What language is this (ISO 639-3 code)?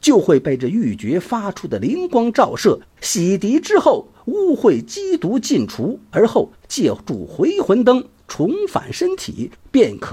zho